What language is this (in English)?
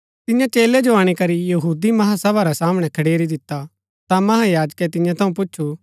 Gaddi